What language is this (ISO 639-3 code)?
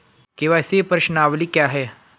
hin